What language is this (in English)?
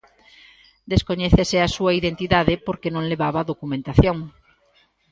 Galician